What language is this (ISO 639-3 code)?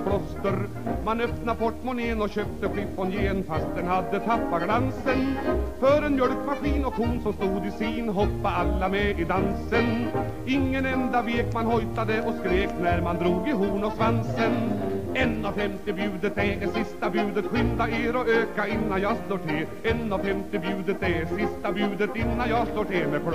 swe